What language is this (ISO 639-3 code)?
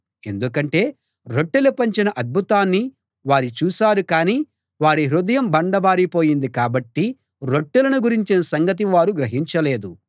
tel